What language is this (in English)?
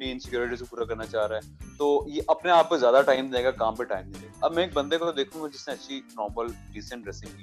Urdu